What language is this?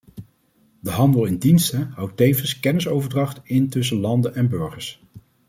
Dutch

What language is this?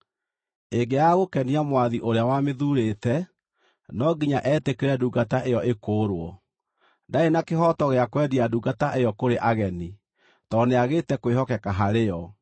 Kikuyu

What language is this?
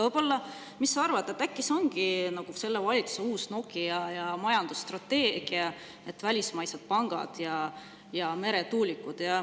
Estonian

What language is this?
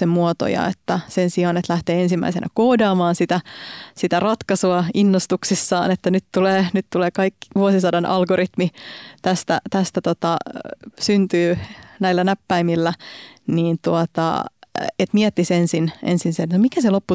Finnish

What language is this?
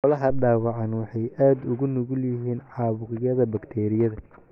Somali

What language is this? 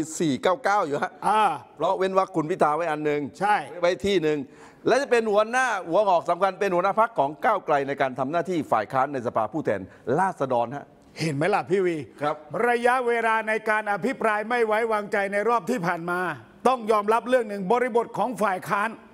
Thai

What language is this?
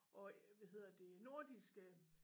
Danish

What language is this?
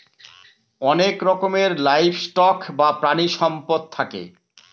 Bangla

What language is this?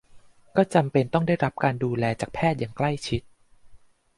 Thai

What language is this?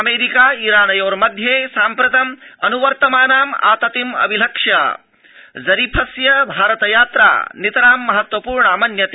Sanskrit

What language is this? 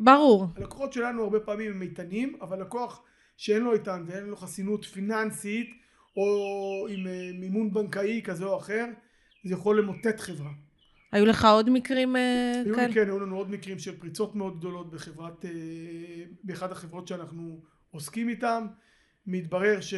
Hebrew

